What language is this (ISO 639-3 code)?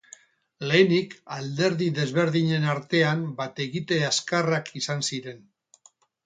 eus